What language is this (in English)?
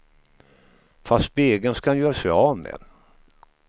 Swedish